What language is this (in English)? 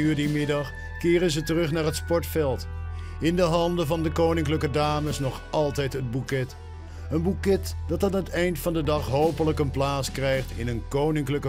Dutch